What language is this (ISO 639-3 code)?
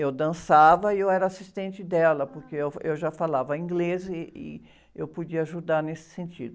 por